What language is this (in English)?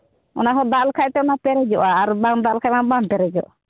Santali